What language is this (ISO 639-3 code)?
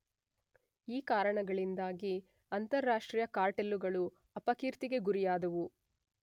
kan